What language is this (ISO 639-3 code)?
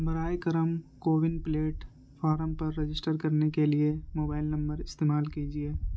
urd